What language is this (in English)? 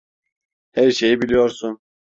Turkish